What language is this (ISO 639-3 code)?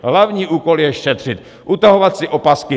ces